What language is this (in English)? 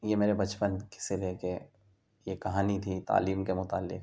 Urdu